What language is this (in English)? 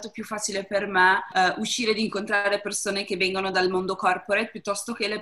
Italian